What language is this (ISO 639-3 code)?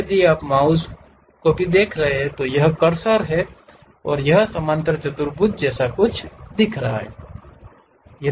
hin